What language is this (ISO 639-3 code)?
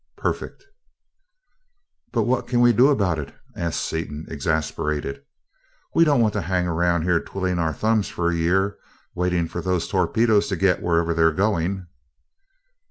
eng